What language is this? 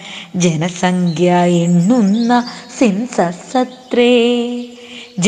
Malayalam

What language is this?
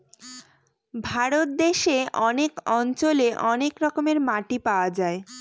Bangla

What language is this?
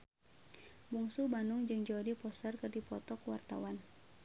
Sundanese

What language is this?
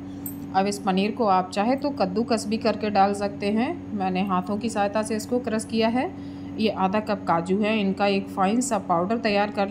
Hindi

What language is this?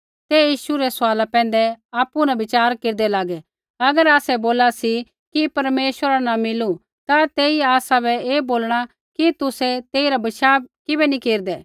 Kullu Pahari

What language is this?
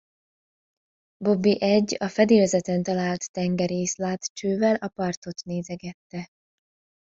Hungarian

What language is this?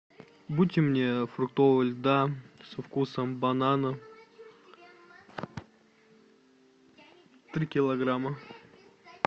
Russian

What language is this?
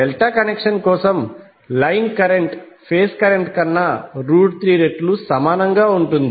Telugu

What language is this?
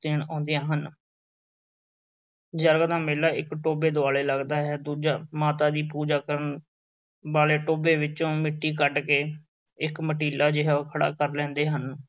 Punjabi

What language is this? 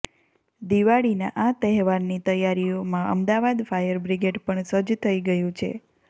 Gujarati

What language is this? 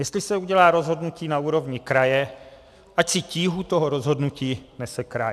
Czech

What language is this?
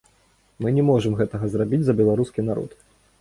Belarusian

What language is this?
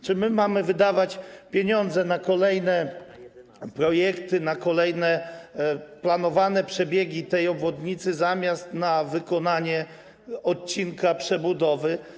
Polish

